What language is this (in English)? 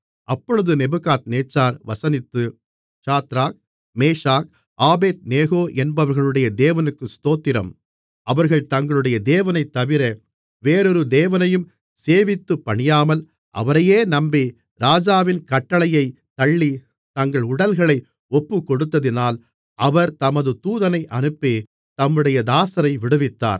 Tamil